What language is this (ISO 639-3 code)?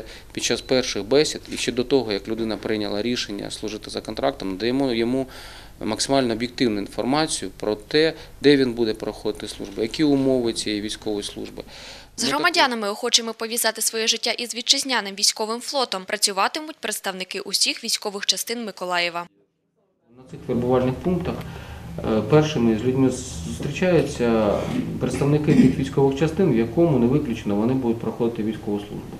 ukr